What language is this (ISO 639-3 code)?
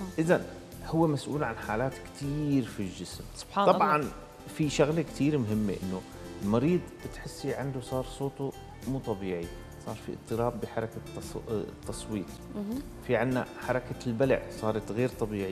ara